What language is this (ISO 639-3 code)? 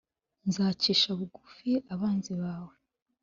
kin